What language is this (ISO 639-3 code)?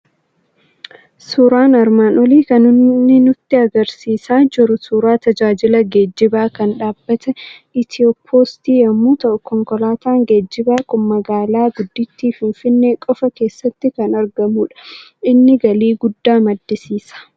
orm